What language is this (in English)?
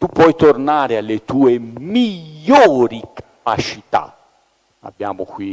Italian